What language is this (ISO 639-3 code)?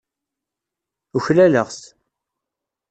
kab